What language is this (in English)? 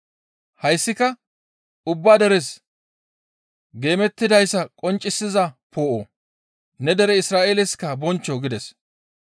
Gamo